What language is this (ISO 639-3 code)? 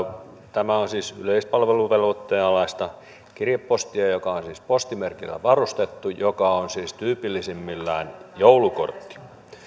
fin